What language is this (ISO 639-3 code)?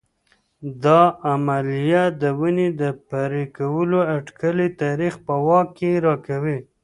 pus